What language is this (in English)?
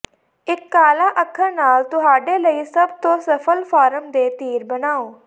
Punjabi